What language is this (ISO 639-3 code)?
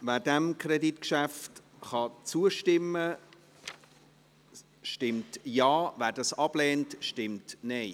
gsw